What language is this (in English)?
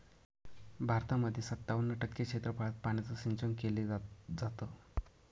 Marathi